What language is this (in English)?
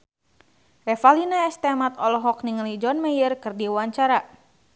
Sundanese